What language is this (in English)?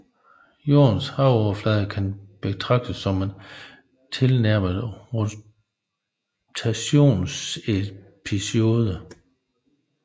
Danish